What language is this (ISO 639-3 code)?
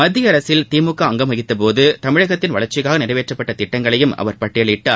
tam